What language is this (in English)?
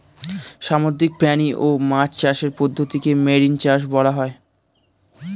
Bangla